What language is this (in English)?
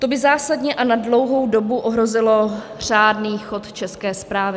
Czech